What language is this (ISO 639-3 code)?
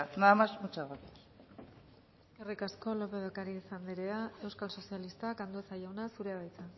eus